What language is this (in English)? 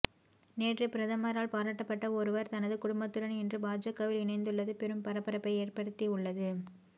Tamil